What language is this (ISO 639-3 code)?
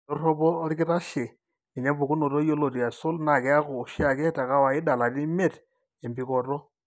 mas